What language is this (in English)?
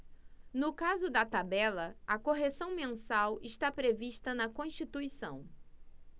Portuguese